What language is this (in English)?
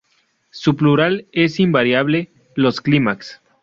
Spanish